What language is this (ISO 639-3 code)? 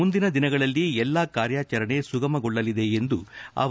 kan